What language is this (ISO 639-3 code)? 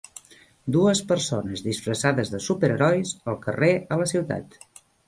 cat